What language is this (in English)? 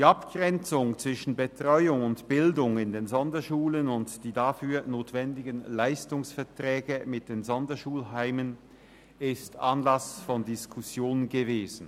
Swiss German